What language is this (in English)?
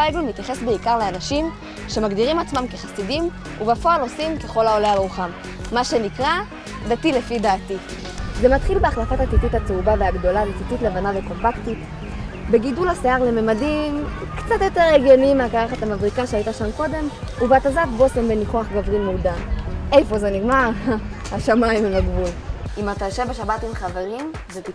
Hebrew